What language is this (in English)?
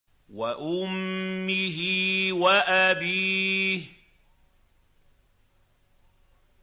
Arabic